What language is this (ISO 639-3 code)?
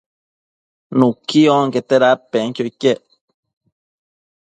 mcf